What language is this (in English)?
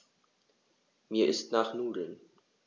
German